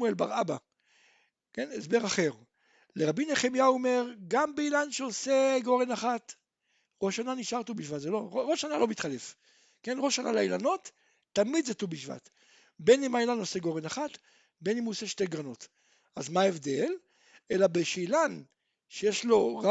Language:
Hebrew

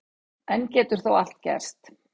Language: Icelandic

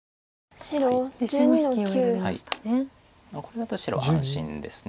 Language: Japanese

